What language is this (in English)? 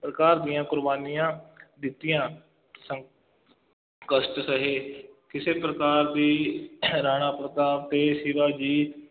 Punjabi